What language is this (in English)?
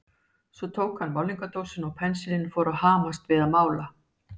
Icelandic